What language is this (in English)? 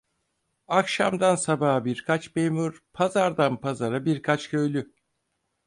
Turkish